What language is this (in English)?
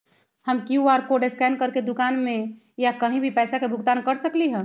Magahi